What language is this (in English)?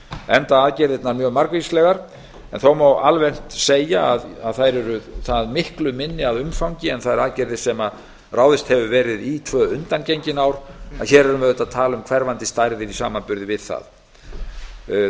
Icelandic